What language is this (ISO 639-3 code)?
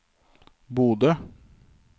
nor